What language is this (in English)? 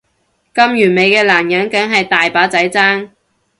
Cantonese